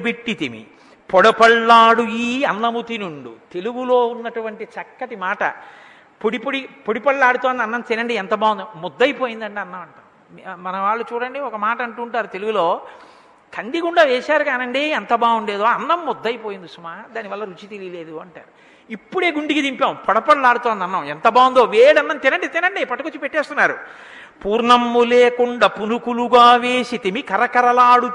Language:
Telugu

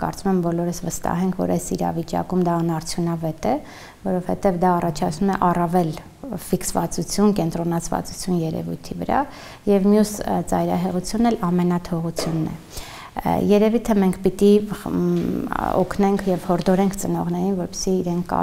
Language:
Turkish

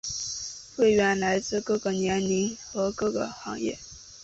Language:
Chinese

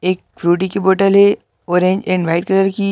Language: Hindi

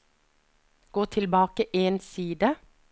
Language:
Norwegian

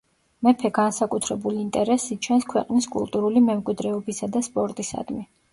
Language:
Georgian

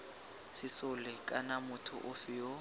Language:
Tswana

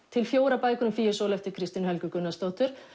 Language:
Icelandic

